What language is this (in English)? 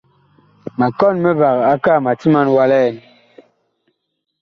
Bakoko